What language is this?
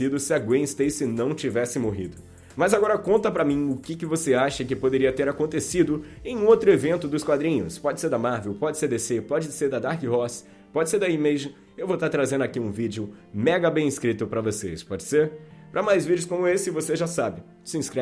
Portuguese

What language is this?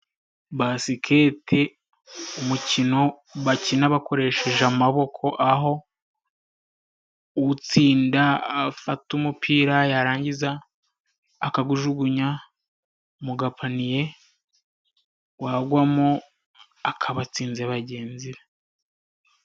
Kinyarwanda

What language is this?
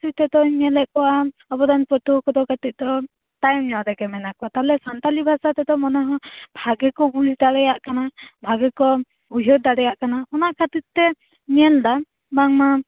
Santali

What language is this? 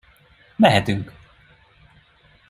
Hungarian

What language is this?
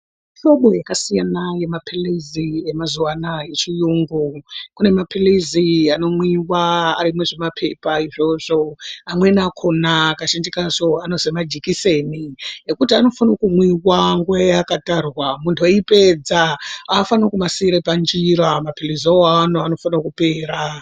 Ndau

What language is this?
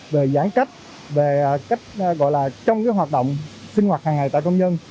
Vietnamese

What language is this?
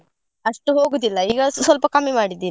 Kannada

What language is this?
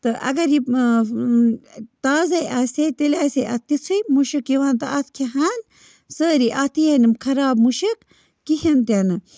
Kashmiri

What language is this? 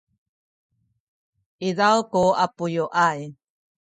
Sakizaya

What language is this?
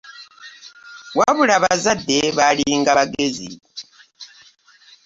Ganda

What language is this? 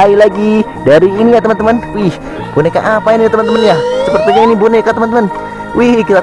Indonesian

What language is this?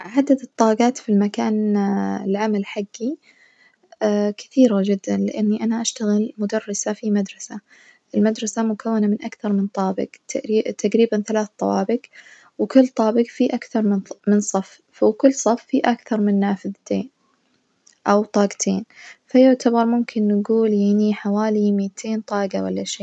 Najdi Arabic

